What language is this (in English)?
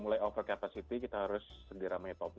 Indonesian